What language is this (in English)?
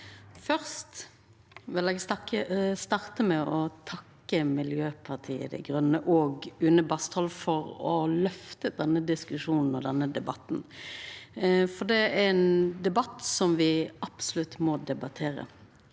Norwegian